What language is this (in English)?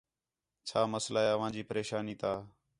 Khetrani